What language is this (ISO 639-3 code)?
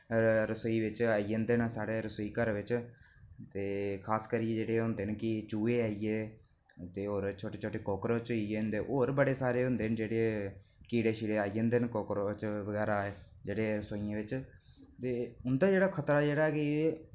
doi